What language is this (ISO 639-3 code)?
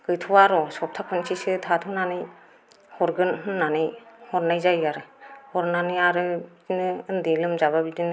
brx